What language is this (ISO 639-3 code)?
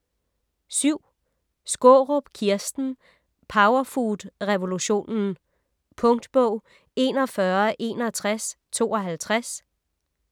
dan